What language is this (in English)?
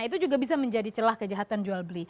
Indonesian